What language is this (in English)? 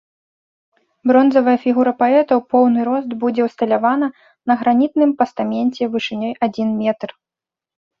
Belarusian